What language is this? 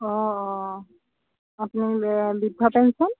Assamese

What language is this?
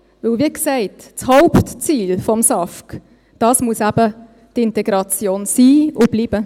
Swiss German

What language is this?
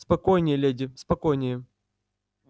Russian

